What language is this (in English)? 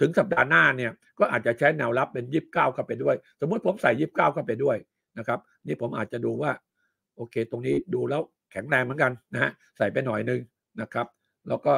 Thai